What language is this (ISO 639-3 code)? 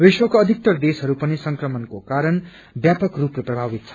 nep